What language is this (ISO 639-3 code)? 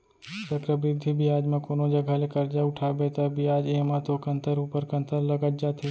hne